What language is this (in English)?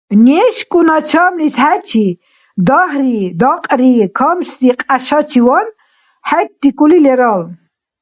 Dargwa